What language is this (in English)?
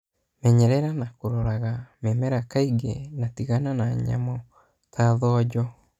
Kikuyu